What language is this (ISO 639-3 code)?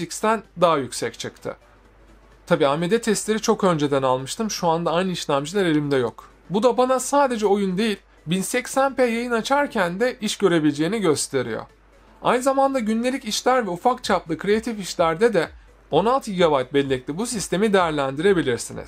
tur